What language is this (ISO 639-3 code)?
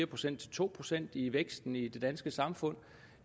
dan